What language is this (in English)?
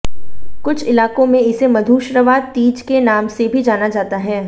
Hindi